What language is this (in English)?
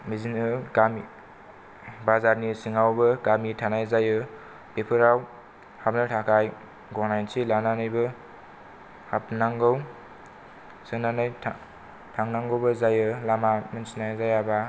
Bodo